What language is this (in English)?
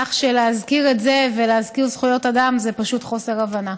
Hebrew